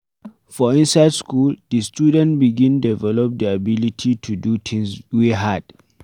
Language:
Nigerian Pidgin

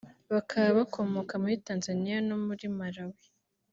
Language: Kinyarwanda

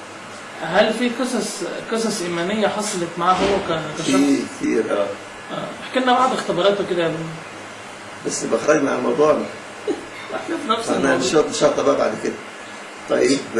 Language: Arabic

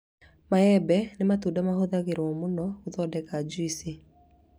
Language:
Kikuyu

